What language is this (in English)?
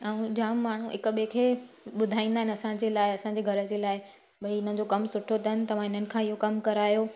Sindhi